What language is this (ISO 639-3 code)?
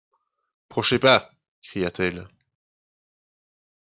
fra